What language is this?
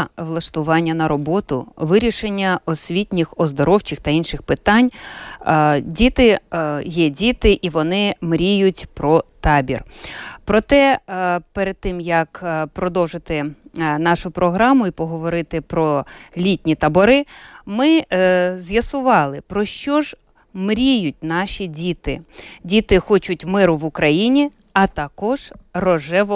Ukrainian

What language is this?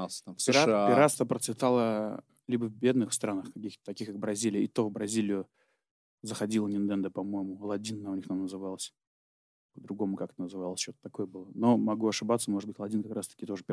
Russian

